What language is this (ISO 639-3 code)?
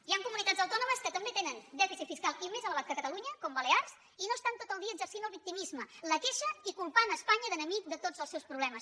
cat